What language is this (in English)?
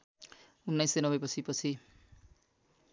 Nepali